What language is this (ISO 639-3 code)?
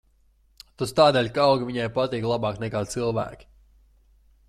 lav